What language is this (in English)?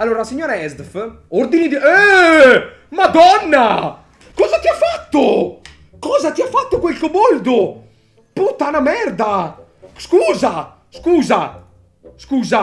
Italian